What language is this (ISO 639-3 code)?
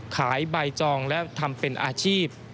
tha